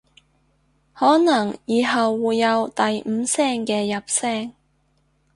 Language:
Cantonese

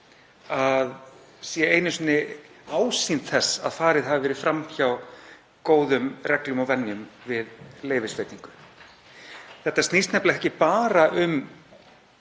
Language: Icelandic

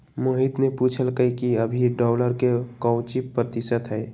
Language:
Magahi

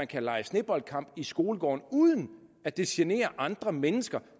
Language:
Danish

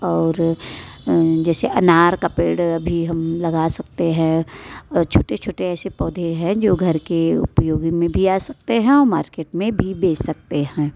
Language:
Hindi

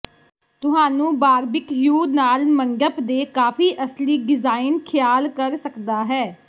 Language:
Punjabi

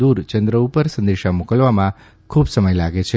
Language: Gujarati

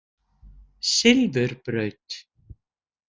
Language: Icelandic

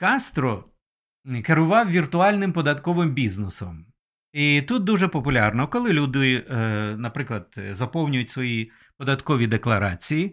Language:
Ukrainian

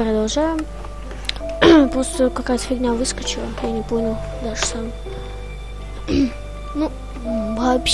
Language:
Russian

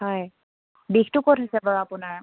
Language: Assamese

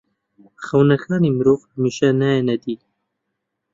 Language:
Central Kurdish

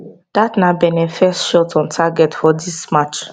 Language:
Nigerian Pidgin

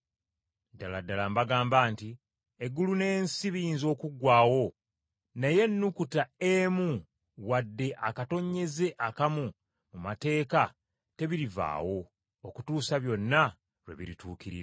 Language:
Ganda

